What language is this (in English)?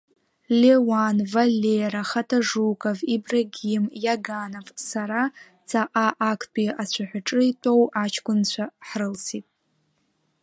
Abkhazian